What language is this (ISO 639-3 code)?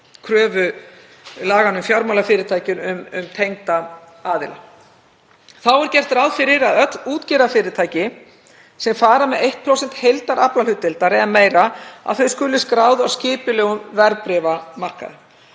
isl